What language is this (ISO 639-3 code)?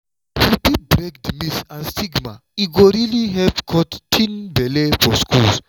pcm